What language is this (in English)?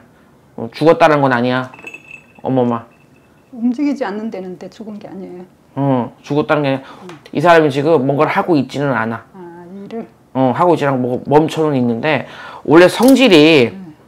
Korean